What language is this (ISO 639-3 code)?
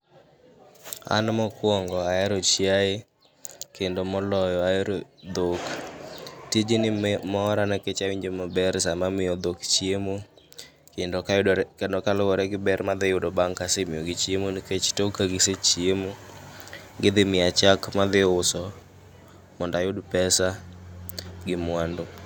luo